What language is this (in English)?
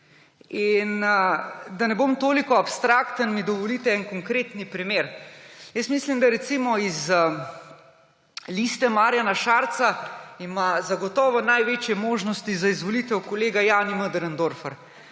Slovenian